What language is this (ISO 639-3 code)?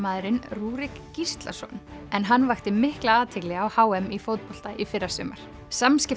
isl